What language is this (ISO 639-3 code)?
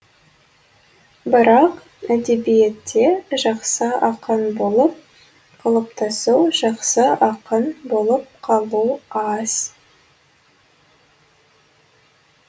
kaz